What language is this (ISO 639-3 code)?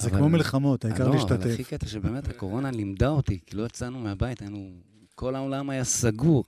heb